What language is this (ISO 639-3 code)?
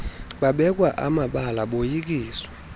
xho